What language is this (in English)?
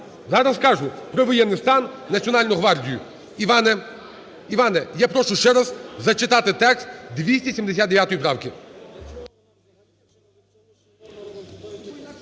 Ukrainian